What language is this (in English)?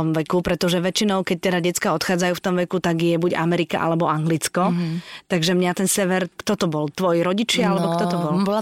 Slovak